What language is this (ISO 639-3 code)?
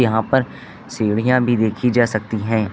hin